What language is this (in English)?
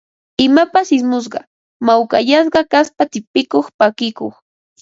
Ambo-Pasco Quechua